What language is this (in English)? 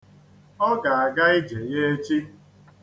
Igbo